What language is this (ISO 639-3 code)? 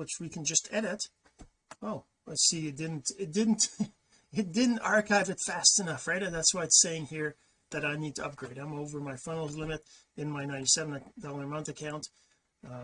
eng